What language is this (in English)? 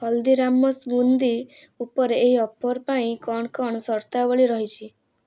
Odia